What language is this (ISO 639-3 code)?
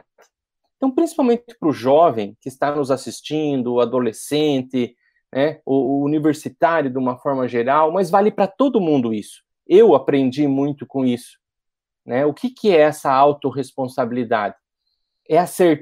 por